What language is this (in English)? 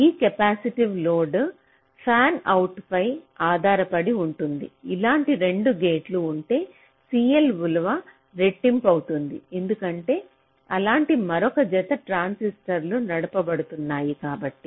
Telugu